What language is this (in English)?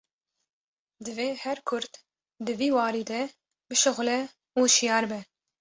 Kurdish